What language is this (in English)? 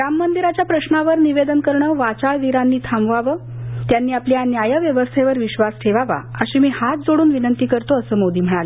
Marathi